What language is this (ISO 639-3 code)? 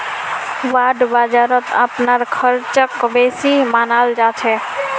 mag